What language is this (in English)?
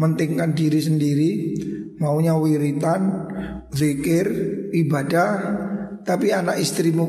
Indonesian